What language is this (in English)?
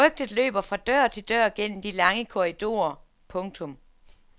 Danish